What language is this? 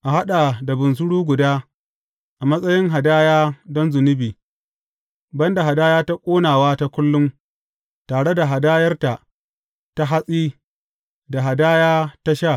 Hausa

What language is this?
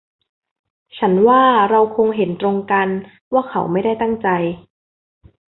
Thai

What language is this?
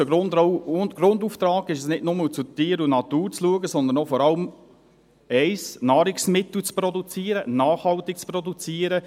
Swiss German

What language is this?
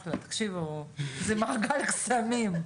Hebrew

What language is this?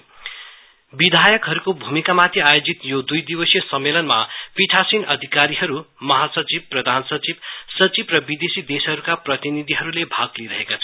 Nepali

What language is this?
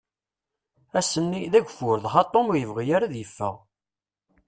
Kabyle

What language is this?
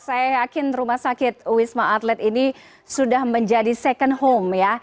Indonesian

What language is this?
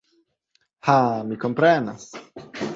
Esperanto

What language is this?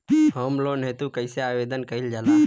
Bhojpuri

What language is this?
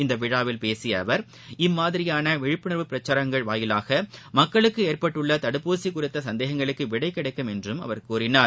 Tamil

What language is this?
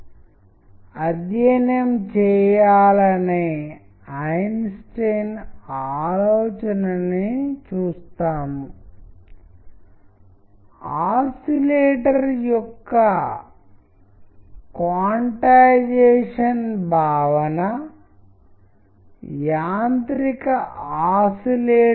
Telugu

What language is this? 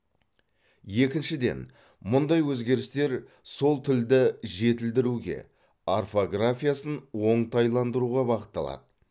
Kazakh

